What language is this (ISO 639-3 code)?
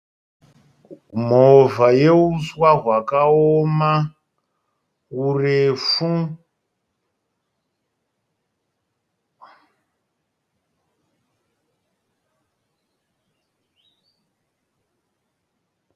sna